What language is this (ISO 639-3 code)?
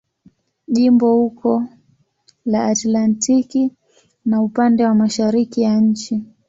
swa